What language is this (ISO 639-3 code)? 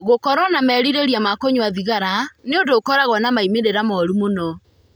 kik